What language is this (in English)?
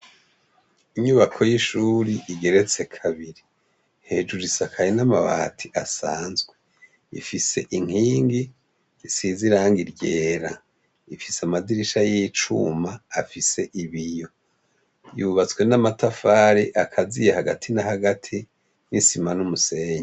Rundi